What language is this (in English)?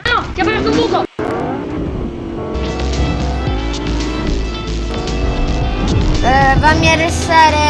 Italian